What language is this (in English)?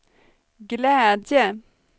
Swedish